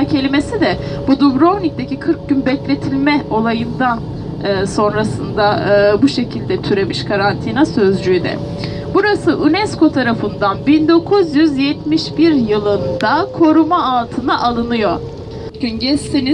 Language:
Turkish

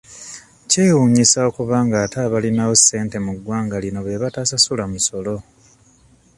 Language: Ganda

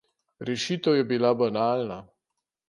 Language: Slovenian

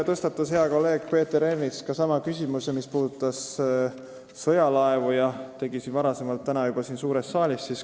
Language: Estonian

